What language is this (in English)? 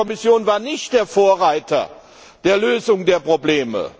German